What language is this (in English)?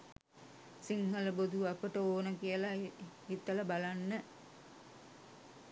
Sinhala